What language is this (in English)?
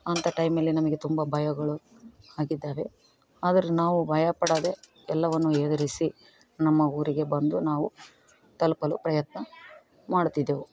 Kannada